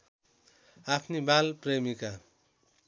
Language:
Nepali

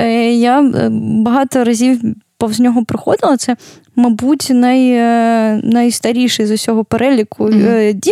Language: Ukrainian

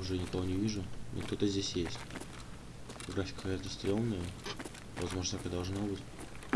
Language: Russian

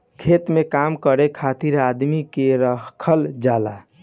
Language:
Bhojpuri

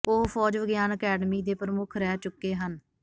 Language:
Punjabi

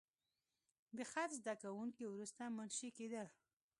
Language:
Pashto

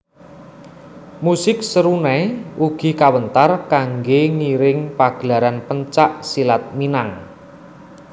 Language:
Javanese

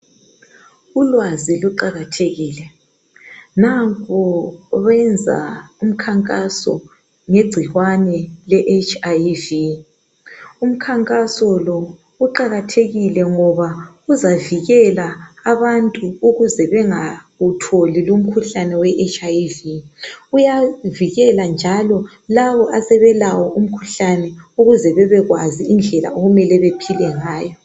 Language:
North Ndebele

